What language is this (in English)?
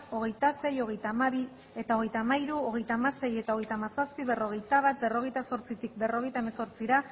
Basque